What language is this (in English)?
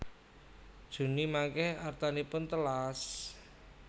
Javanese